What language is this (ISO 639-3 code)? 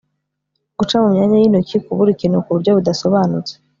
kin